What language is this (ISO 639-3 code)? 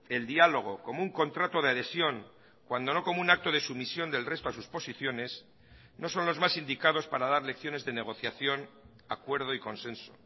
spa